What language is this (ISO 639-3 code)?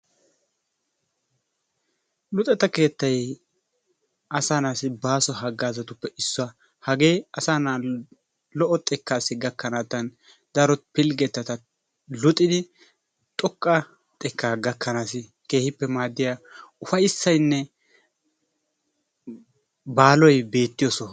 wal